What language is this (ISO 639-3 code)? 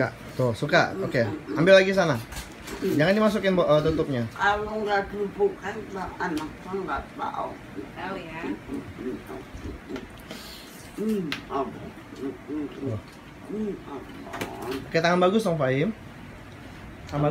ind